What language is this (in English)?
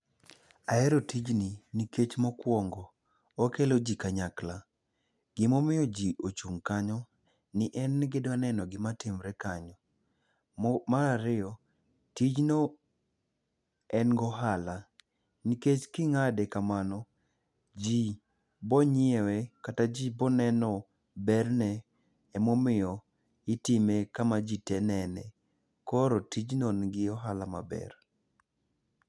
Luo (Kenya and Tanzania)